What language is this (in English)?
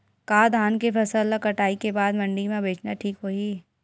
Chhattisgarhi